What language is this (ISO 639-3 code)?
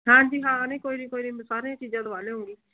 pan